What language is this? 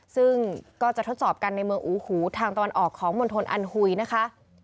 Thai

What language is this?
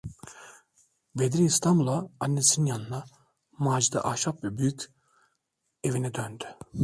Turkish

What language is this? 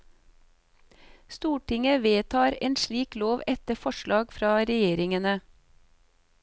Norwegian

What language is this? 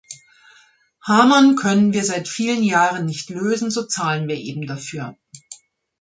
German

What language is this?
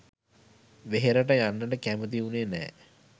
Sinhala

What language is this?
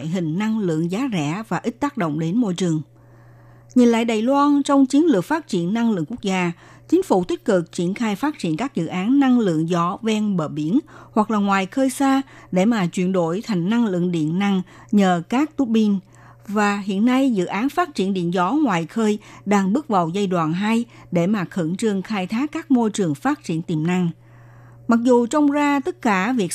Vietnamese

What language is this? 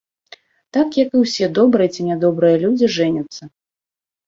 Belarusian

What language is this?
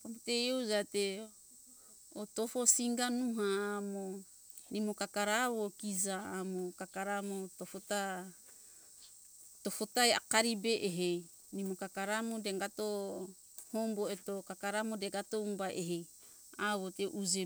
Hunjara-Kaina Ke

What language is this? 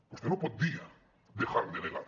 Catalan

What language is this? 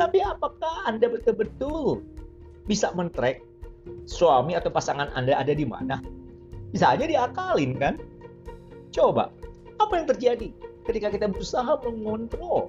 Indonesian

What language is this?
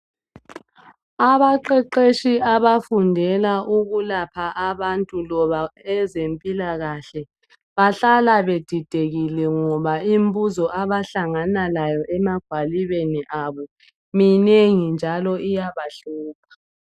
North Ndebele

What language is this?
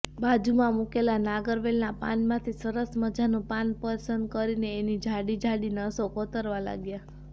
Gujarati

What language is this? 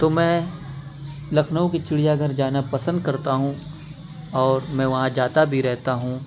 Urdu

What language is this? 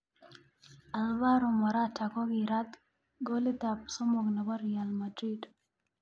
Kalenjin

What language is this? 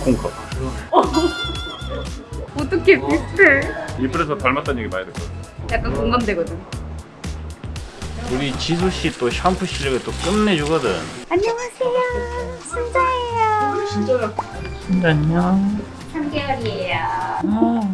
Korean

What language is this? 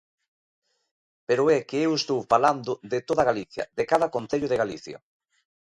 Galician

